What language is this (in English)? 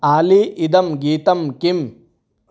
Sanskrit